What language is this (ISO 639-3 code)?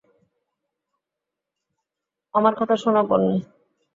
ben